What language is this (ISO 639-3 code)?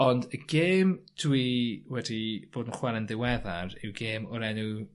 cym